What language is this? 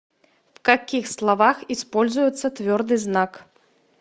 Russian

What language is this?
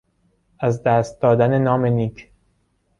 Persian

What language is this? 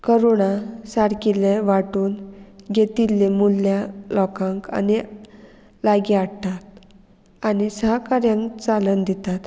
Konkani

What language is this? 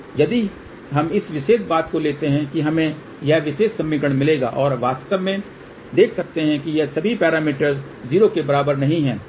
Hindi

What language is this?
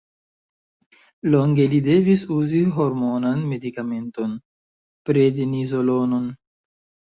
Esperanto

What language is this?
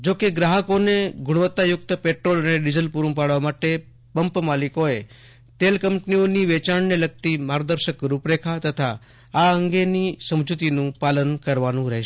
Gujarati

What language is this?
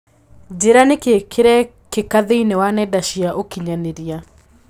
Kikuyu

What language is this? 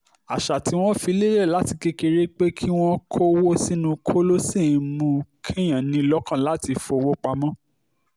Yoruba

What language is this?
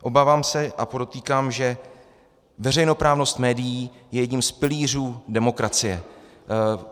Czech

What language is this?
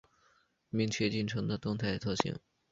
Chinese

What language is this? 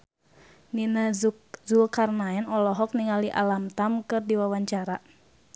Sundanese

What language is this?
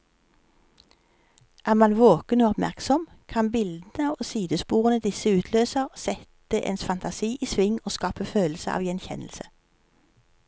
Norwegian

